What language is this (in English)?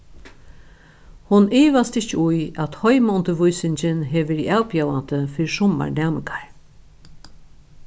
Faroese